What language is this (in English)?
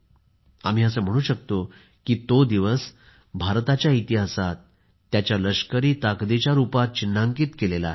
Marathi